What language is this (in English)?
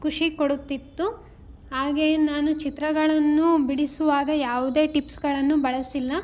Kannada